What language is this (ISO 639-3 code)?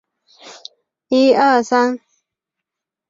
zho